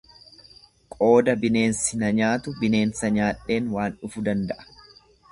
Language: Oromo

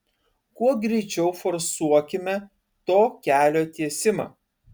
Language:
Lithuanian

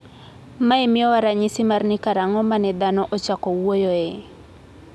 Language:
Luo (Kenya and Tanzania)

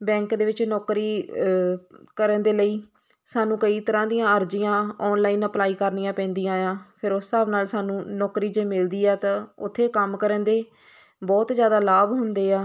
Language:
Punjabi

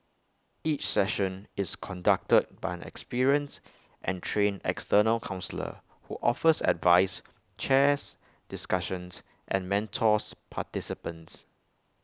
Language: English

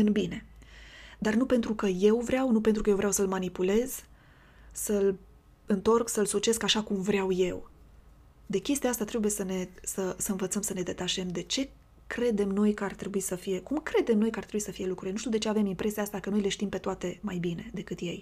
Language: Romanian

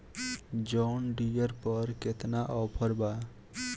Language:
Bhojpuri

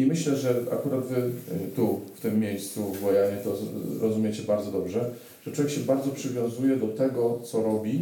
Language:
Polish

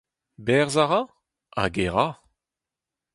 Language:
Breton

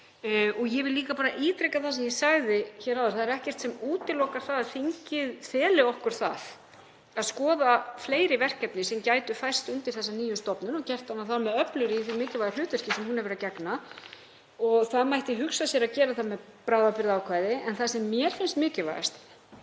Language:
Icelandic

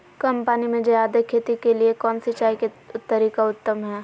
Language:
Magahi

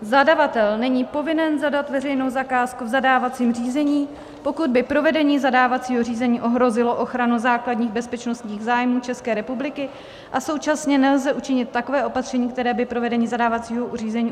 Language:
Czech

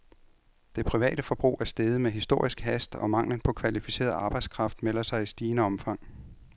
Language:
Danish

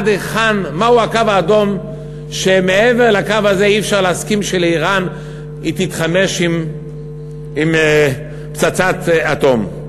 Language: Hebrew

